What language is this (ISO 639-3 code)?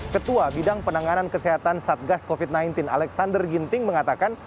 ind